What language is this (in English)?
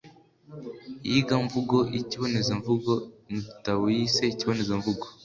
Kinyarwanda